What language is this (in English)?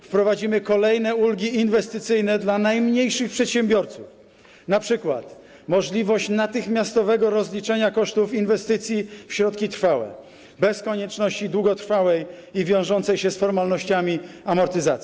Polish